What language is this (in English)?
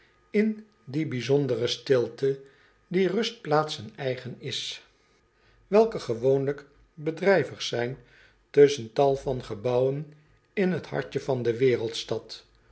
Dutch